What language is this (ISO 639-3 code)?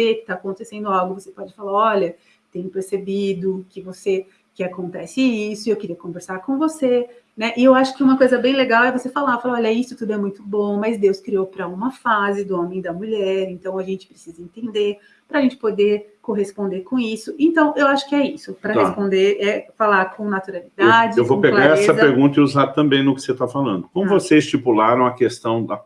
por